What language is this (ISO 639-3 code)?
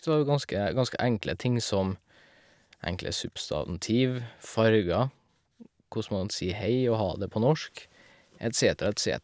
nor